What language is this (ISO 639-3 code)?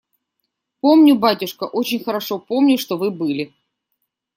rus